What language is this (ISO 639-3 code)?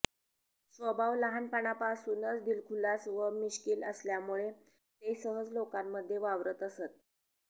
mar